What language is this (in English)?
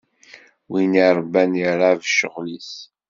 Kabyle